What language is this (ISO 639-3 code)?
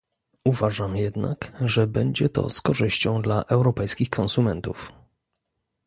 pol